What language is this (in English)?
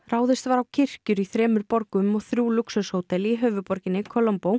Icelandic